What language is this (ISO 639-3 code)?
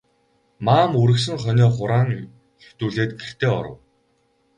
mon